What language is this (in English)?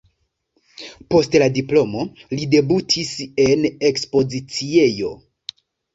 Esperanto